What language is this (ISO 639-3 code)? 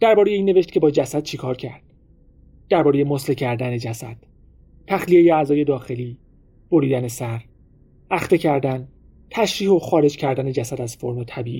fas